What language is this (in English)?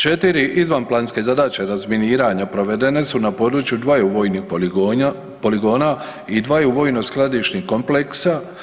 Croatian